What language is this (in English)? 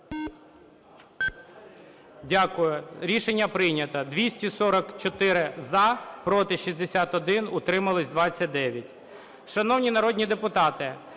Ukrainian